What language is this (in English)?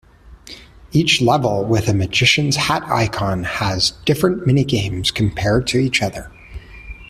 English